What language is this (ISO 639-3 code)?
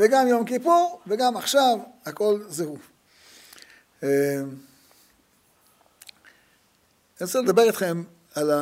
heb